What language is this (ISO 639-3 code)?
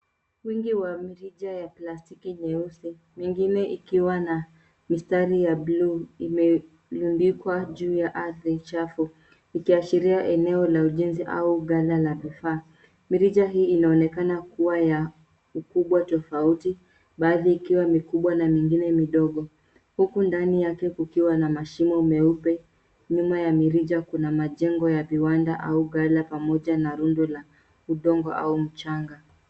swa